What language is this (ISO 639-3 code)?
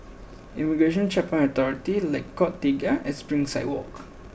eng